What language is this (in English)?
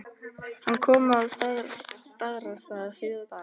Icelandic